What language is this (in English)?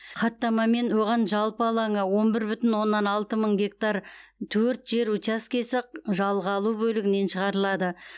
Kazakh